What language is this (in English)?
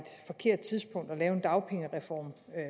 Danish